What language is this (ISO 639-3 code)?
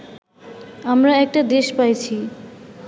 ben